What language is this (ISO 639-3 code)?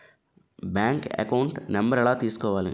tel